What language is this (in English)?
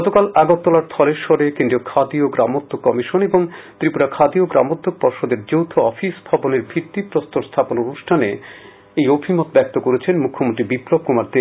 Bangla